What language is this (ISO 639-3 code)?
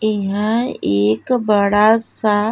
bho